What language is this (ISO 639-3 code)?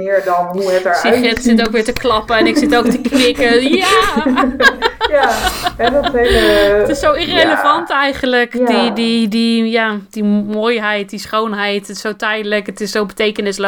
nld